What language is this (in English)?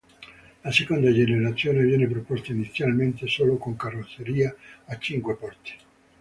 Italian